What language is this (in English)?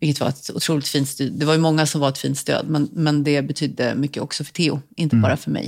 Swedish